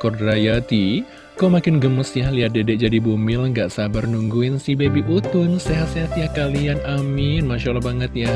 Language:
Indonesian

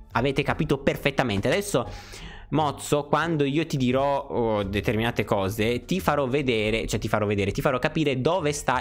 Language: Italian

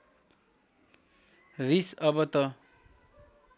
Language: Nepali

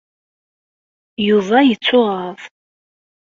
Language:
Kabyle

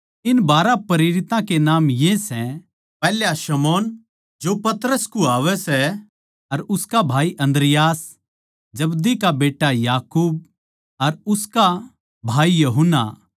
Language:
Haryanvi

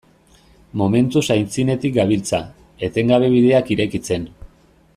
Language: Basque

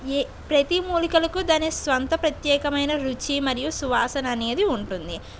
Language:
Telugu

